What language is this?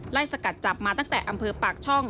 Thai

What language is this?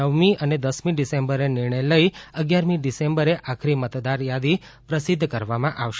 Gujarati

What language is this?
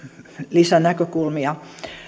Finnish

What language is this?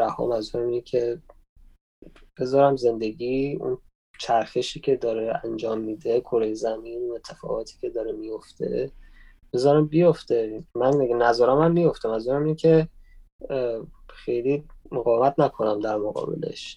Persian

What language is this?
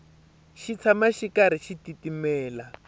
Tsonga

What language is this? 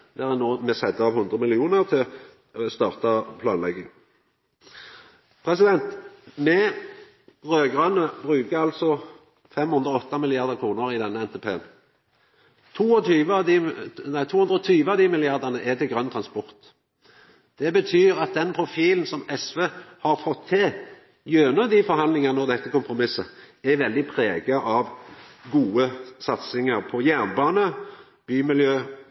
Norwegian Nynorsk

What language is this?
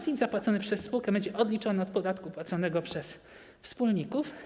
Polish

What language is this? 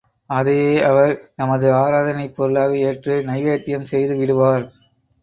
Tamil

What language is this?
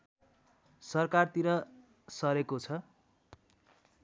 Nepali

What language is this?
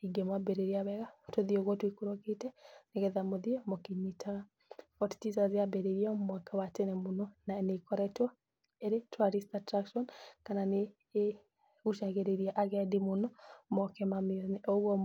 Kikuyu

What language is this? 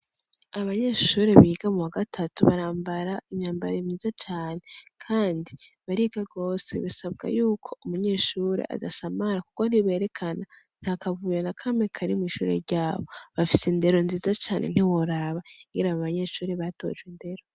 Rundi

